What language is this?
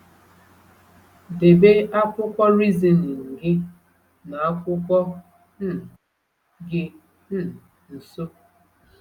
Igbo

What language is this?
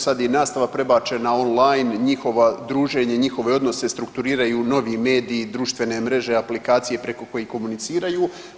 Croatian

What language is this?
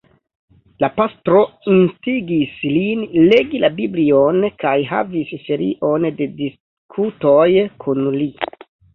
Esperanto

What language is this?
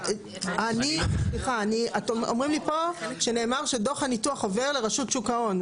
Hebrew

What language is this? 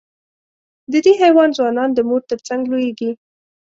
Pashto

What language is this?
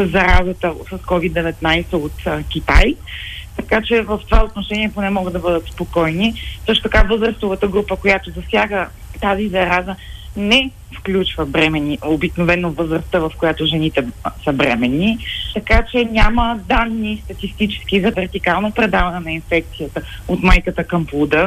Bulgarian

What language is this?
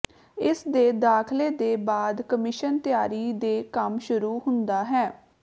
Punjabi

